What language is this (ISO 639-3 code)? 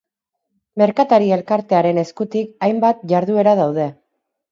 eus